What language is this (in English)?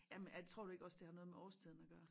Danish